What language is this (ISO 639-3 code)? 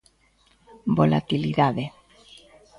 glg